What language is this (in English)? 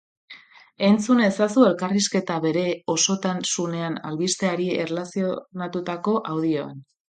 Basque